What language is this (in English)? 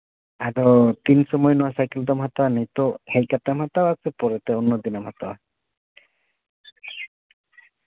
Santali